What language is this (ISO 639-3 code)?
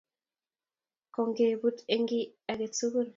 kln